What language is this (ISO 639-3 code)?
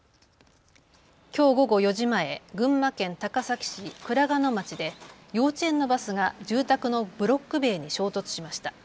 jpn